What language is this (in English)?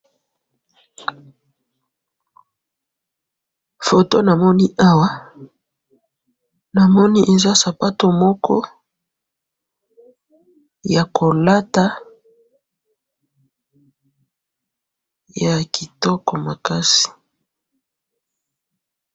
Lingala